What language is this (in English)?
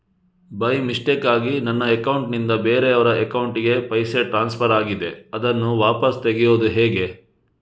Kannada